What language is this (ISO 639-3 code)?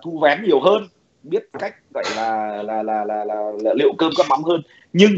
vie